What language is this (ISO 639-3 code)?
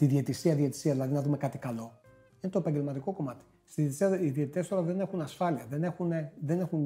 ell